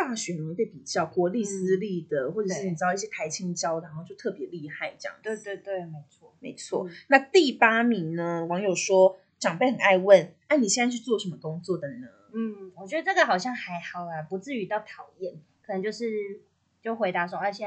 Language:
Chinese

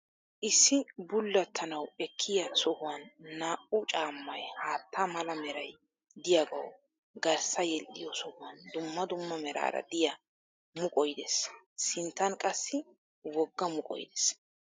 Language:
Wolaytta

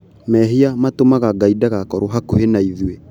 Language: Kikuyu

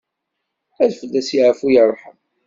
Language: Kabyle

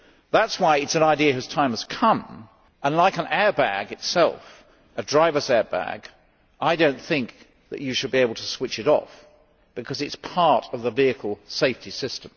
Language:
English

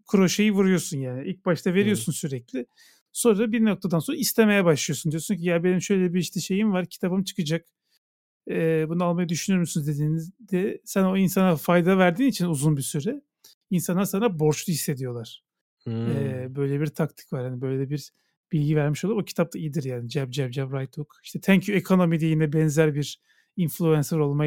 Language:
Turkish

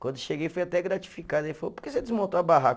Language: Portuguese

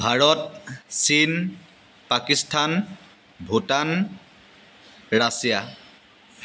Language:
Assamese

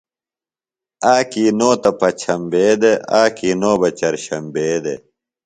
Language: Phalura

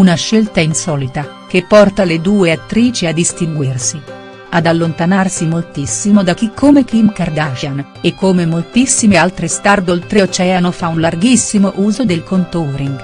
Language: Italian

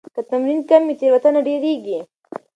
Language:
Pashto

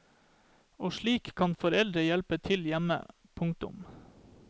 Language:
Norwegian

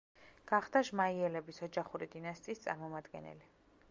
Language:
Georgian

